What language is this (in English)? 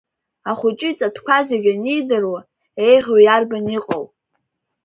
Abkhazian